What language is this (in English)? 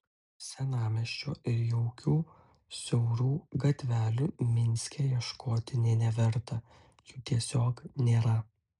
Lithuanian